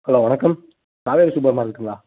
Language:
Tamil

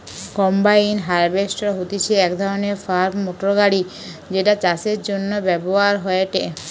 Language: Bangla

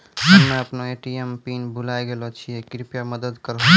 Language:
Maithili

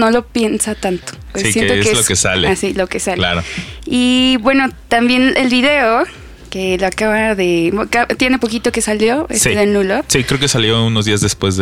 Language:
Spanish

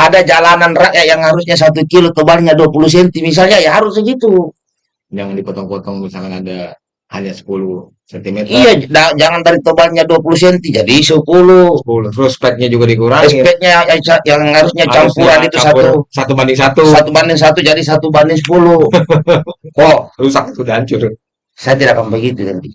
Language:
Indonesian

